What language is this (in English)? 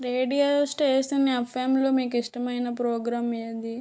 Telugu